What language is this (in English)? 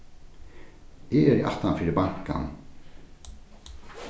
Faroese